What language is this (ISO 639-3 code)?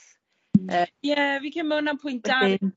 cym